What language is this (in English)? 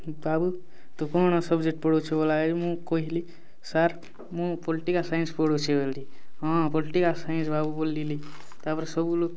Odia